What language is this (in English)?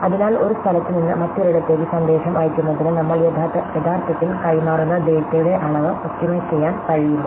Malayalam